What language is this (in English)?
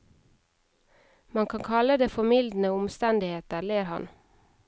Norwegian